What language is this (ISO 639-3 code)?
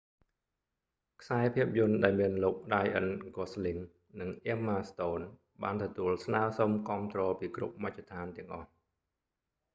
khm